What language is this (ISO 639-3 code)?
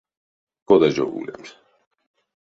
myv